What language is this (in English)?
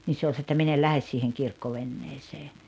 Finnish